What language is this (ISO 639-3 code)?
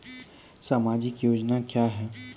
mai